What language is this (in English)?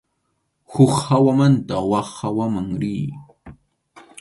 Arequipa-La Unión Quechua